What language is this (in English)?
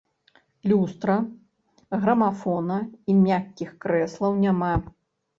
Belarusian